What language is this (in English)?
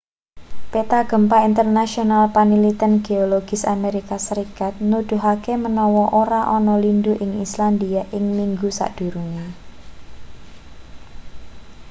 Javanese